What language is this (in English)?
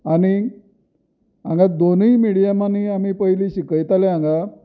Konkani